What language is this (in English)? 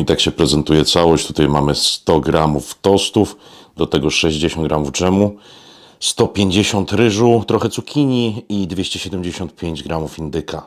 Polish